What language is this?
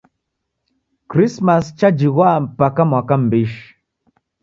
Taita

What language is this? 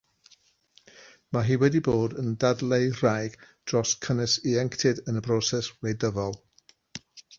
Welsh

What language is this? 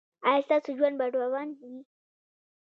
Pashto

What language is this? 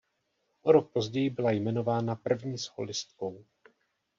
Czech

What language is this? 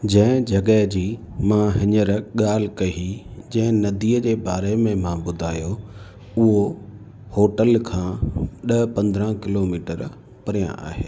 Sindhi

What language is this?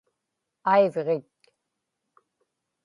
Inupiaq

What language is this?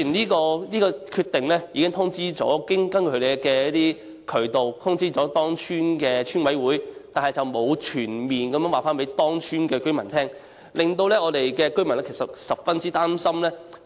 Cantonese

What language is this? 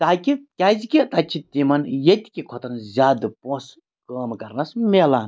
Kashmiri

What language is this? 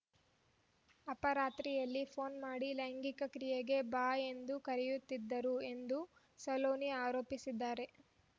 Kannada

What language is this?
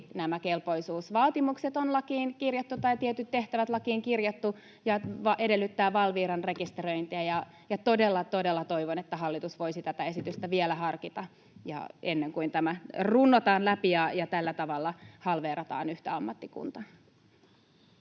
Finnish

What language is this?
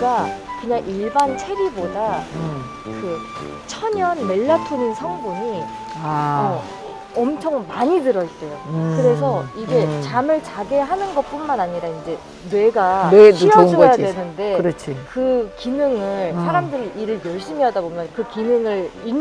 Korean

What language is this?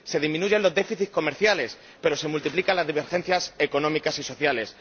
Spanish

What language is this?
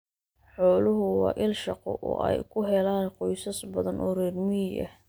Somali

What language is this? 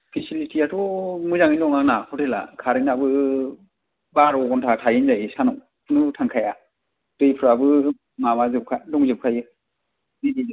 Bodo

